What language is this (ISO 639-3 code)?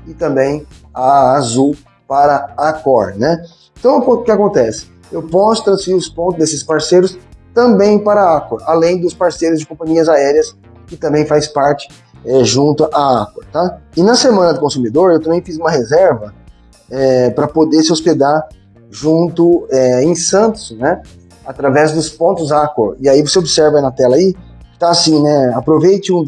por